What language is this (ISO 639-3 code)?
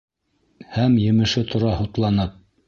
bak